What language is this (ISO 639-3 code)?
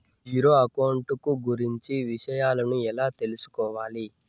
tel